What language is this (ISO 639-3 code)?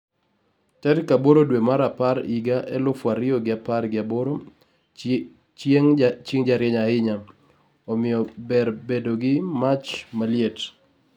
luo